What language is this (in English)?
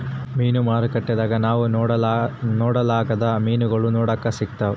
Kannada